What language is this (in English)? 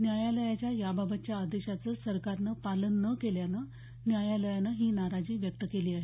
Marathi